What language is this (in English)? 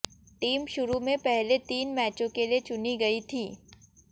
Hindi